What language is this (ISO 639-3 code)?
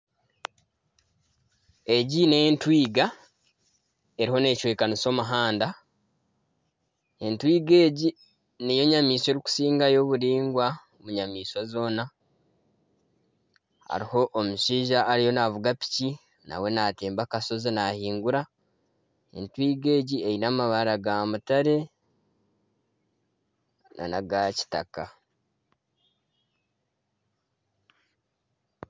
nyn